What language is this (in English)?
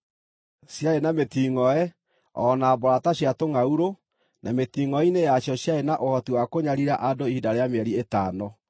Kikuyu